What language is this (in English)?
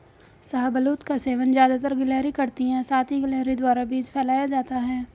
Hindi